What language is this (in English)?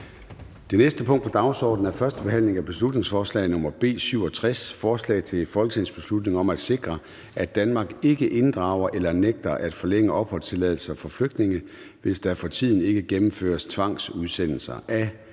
Danish